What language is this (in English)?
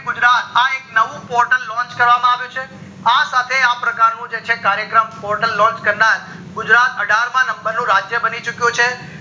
Gujarati